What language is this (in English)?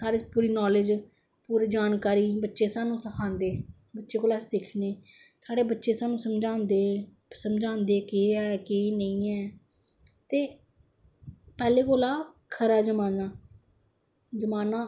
Dogri